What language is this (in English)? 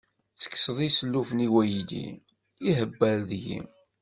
Kabyle